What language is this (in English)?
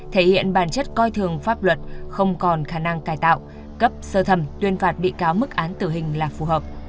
Vietnamese